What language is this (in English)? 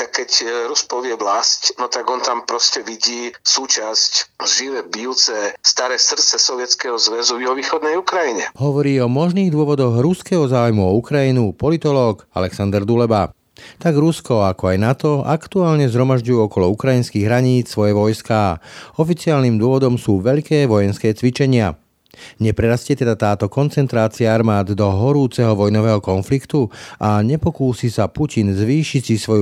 Slovak